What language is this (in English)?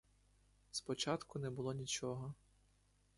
Ukrainian